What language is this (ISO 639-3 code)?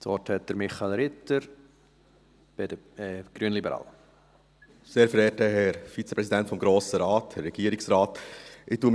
gsw